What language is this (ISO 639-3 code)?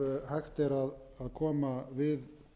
isl